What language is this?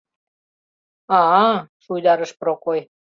Mari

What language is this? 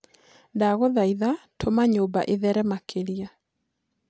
Kikuyu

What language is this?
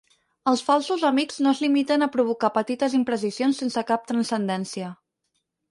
Catalan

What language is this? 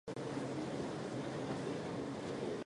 Japanese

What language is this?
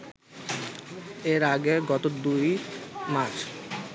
Bangla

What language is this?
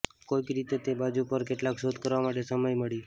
Gujarati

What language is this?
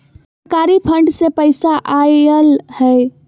Magahi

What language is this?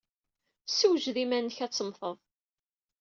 Kabyle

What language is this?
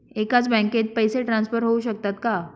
Marathi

